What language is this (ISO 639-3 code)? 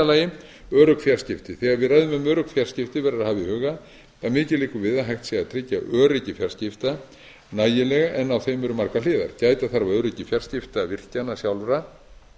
isl